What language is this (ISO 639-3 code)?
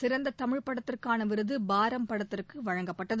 tam